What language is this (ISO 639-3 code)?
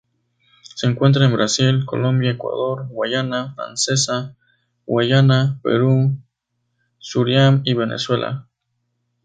spa